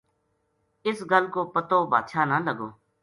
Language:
Gujari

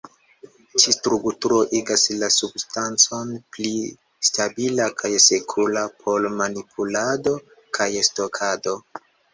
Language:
Esperanto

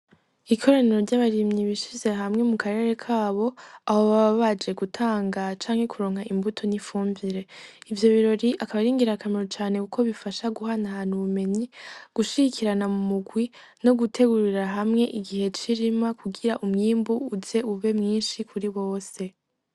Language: Rundi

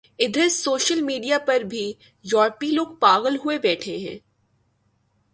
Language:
Urdu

